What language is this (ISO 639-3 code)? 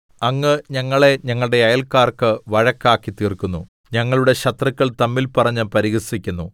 mal